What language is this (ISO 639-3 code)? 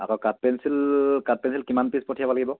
asm